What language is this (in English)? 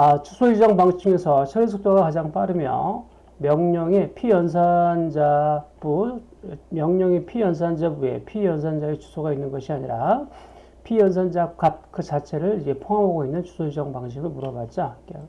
Korean